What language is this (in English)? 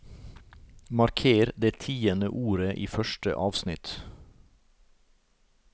Norwegian